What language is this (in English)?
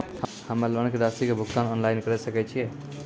Maithili